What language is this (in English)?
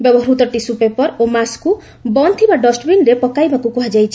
Odia